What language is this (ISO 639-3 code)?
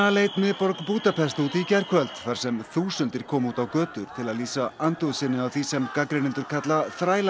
isl